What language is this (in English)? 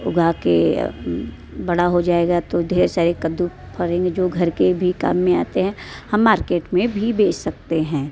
Hindi